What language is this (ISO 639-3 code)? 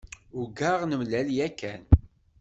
kab